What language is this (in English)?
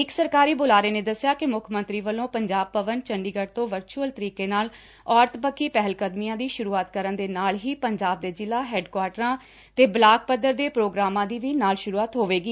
Punjabi